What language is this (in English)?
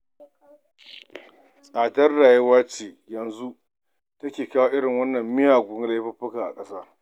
Hausa